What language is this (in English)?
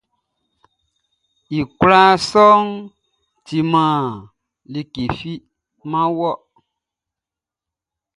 Baoulé